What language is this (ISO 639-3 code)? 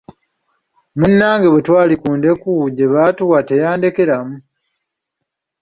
lug